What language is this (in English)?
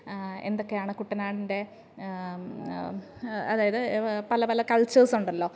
Malayalam